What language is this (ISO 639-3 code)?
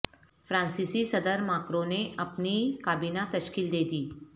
urd